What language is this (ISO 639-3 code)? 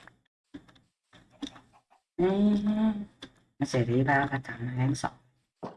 vie